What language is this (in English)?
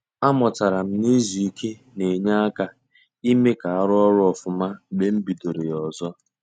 Igbo